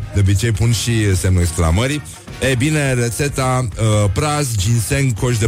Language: Romanian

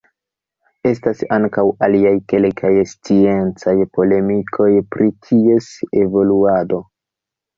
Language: Esperanto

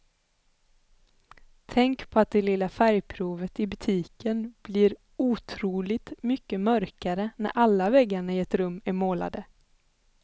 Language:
Swedish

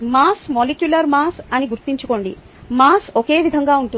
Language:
Telugu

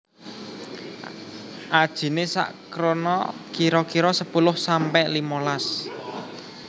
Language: Javanese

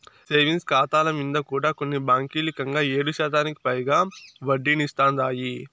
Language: Telugu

